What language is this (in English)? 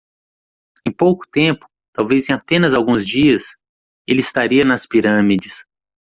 Portuguese